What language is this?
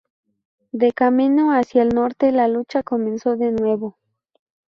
Spanish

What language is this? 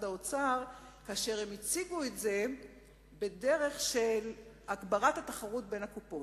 Hebrew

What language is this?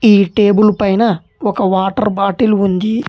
Telugu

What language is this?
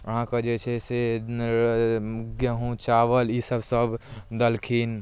Maithili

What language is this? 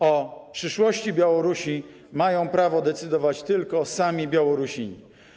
Polish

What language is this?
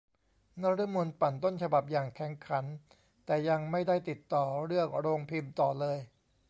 Thai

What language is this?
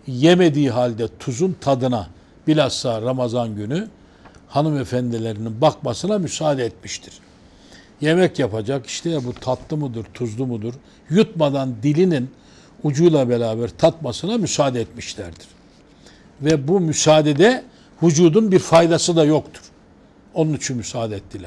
Turkish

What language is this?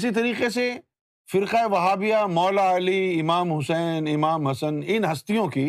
Urdu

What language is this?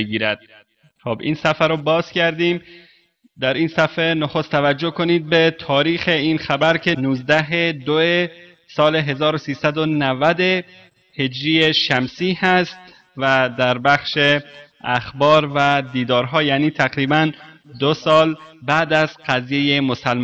Persian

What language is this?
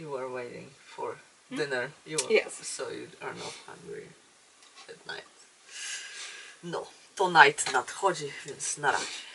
Polish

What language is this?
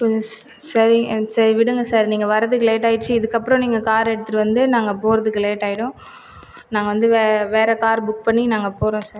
Tamil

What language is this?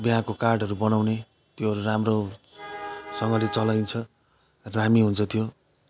Nepali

